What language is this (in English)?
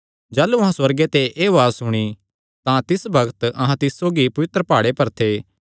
Kangri